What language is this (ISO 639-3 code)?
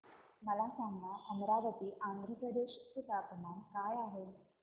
mar